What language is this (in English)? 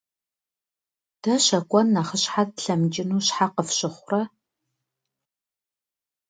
Kabardian